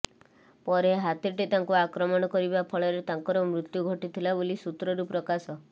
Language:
Odia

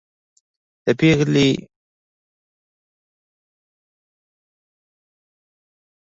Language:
Pashto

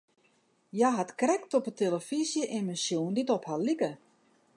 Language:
Western Frisian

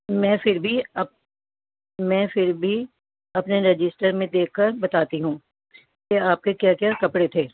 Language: Urdu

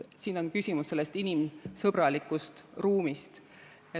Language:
Estonian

